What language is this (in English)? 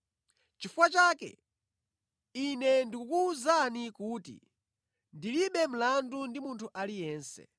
Nyanja